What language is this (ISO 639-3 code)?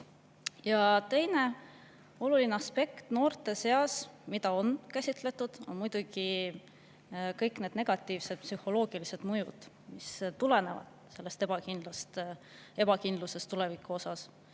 est